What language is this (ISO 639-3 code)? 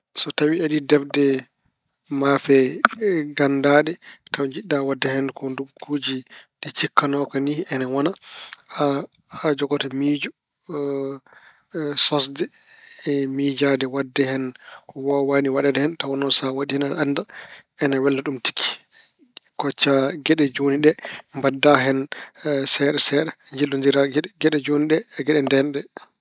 ful